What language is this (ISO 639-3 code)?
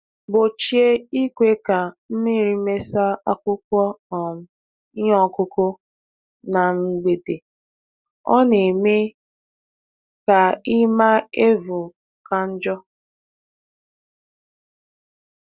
ibo